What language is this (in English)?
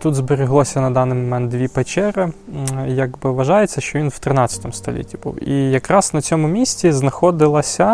Ukrainian